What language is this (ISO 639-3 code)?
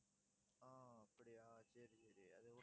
tam